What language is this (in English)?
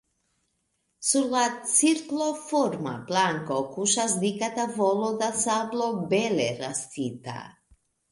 Esperanto